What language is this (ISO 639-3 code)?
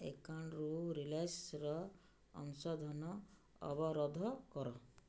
ori